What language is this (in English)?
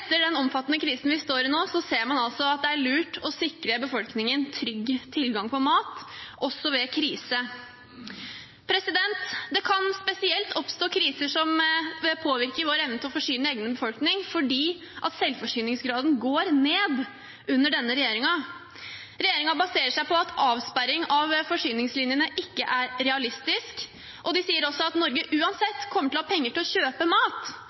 Norwegian Bokmål